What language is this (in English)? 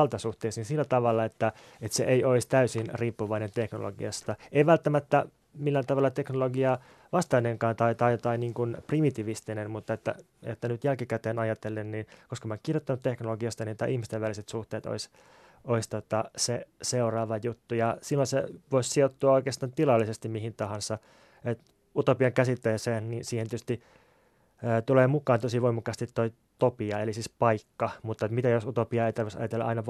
Finnish